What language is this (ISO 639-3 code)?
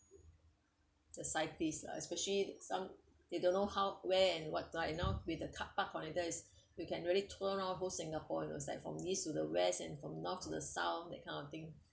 eng